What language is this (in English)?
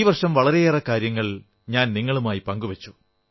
Malayalam